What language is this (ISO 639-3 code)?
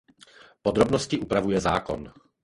ces